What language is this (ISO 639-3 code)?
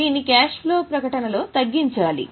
tel